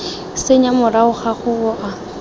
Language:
Tswana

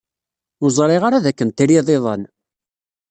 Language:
Kabyle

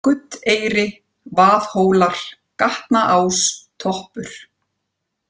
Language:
Icelandic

